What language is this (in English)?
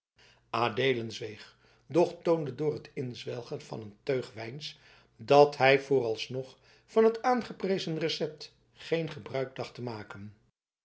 Dutch